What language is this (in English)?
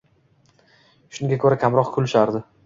Uzbek